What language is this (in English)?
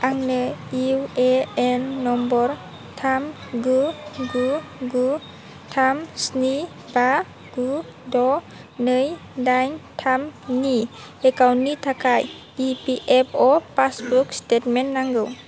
Bodo